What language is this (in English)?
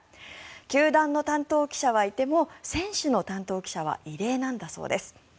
Japanese